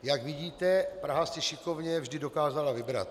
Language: Czech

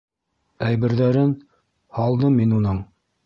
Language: Bashkir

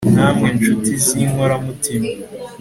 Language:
Kinyarwanda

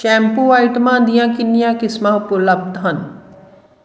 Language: Punjabi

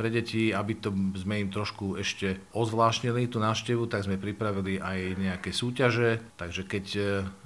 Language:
Slovak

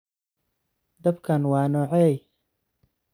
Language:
Somali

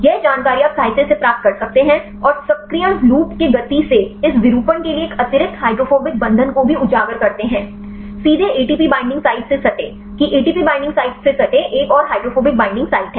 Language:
Hindi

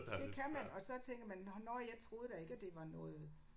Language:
Danish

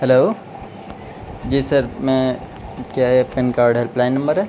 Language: Urdu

